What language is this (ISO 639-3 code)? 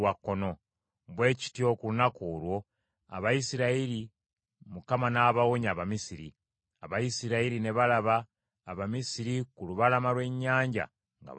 lug